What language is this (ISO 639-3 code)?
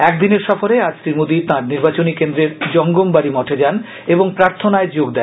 ben